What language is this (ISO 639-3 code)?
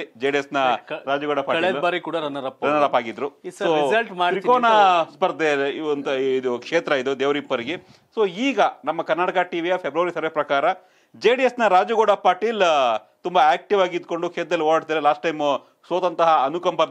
ron